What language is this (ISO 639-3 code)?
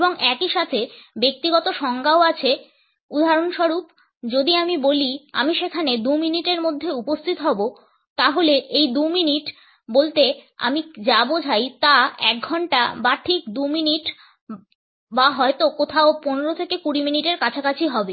ben